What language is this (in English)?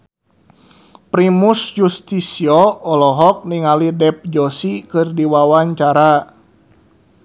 Sundanese